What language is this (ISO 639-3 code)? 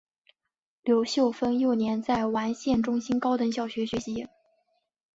zho